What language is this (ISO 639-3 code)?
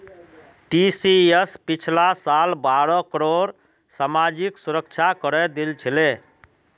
mag